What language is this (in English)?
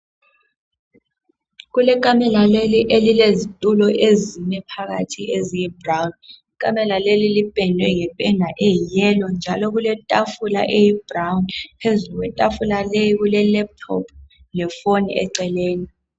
North Ndebele